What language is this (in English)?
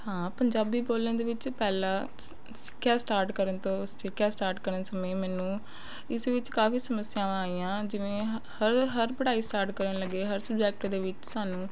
Punjabi